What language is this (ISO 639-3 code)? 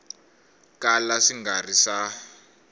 tso